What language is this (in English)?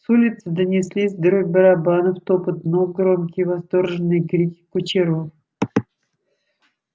Russian